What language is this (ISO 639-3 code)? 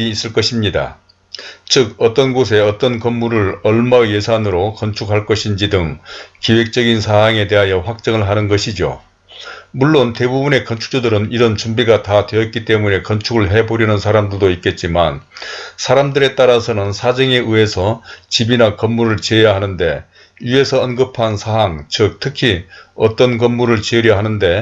kor